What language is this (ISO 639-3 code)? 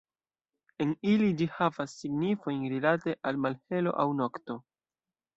epo